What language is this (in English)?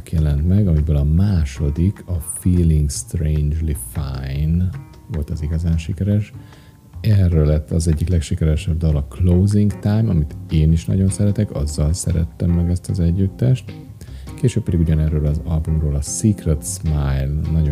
Hungarian